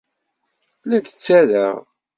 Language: Kabyle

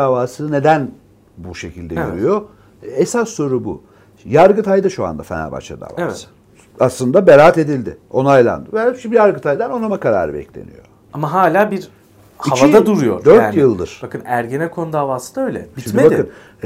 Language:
Turkish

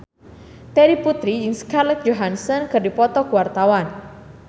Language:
Sundanese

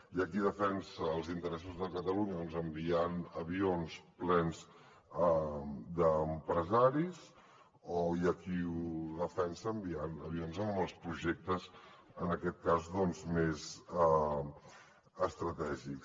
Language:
Catalan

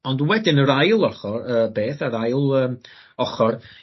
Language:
Welsh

